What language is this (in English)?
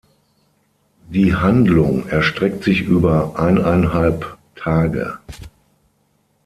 German